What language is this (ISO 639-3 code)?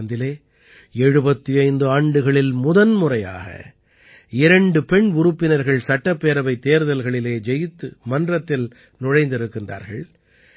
tam